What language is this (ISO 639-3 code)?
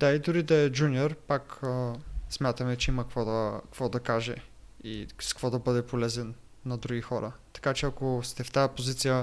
bul